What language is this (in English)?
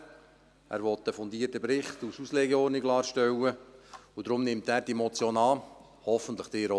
Swiss German